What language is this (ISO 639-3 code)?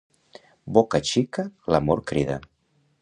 cat